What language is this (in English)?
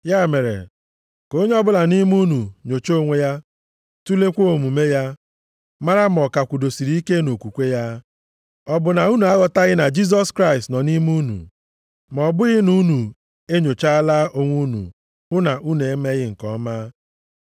Igbo